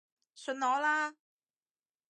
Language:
Cantonese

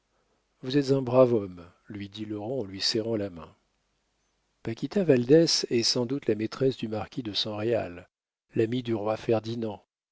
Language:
French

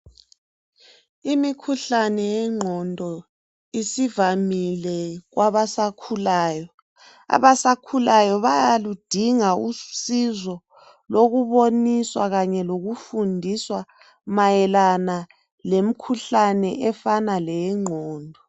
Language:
North Ndebele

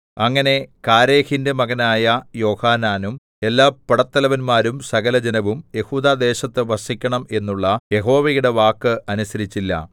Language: Malayalam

